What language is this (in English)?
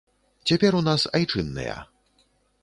Belarusian